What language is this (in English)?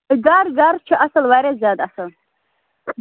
Kashmiri